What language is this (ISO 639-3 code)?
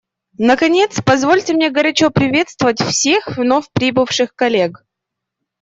rus